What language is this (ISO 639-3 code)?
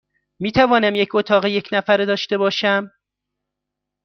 fas